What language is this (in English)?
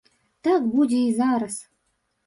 Belarusian